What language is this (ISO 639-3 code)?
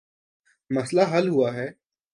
urd